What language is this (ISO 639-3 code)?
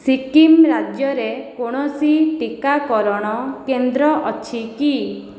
ori